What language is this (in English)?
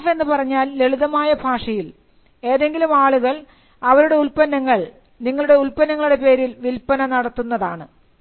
Malayalam